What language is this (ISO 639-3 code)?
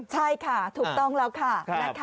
tha